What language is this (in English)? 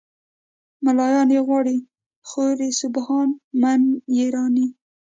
Pashto